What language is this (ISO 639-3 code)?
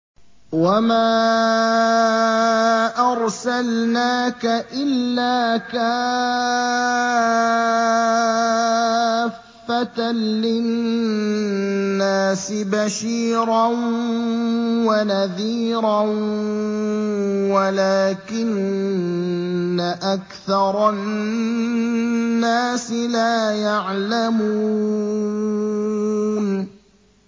ara